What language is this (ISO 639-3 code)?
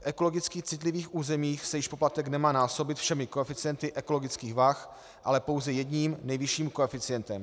ces